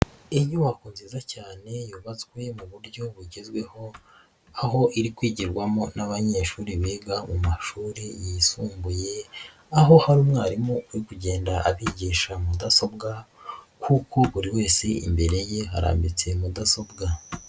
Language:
Kinyarwanda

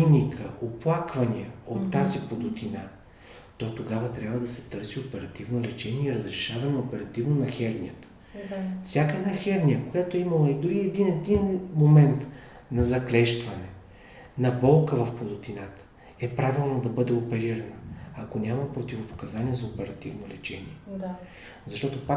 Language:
Bulgarian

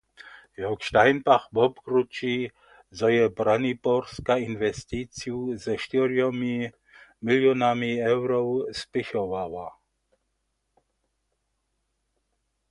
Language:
Upper Sorbian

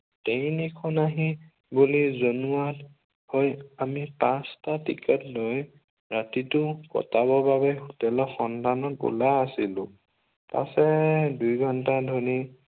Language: Assamese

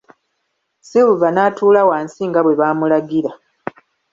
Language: Ganda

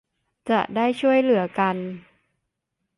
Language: Thai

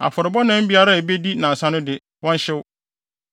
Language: Akan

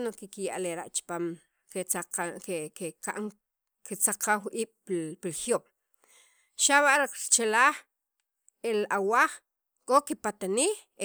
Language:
Sacapulteco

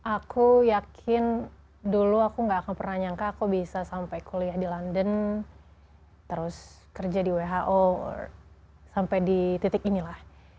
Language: Indonesian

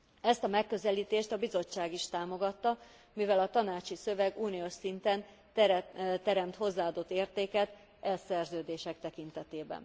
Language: Hungarian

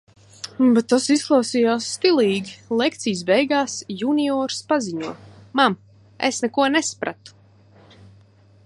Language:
Latvian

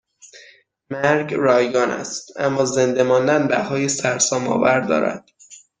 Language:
Persian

